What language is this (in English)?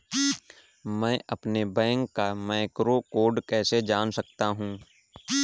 Hindi